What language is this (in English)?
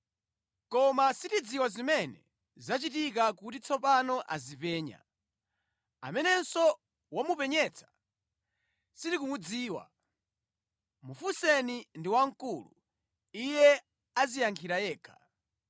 Nyanja